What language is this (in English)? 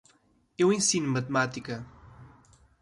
Portuguese